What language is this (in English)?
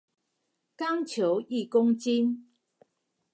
Chinese